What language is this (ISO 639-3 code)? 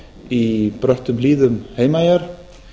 isl